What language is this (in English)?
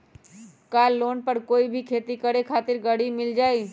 Magahi